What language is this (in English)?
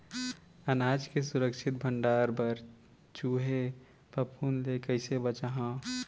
Chhattisgarhi